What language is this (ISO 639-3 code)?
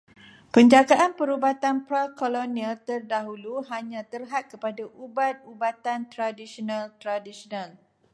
msa